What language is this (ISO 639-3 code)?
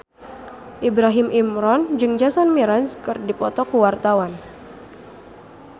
sun